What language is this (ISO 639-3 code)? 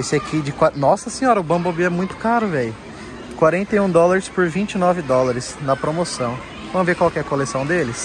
por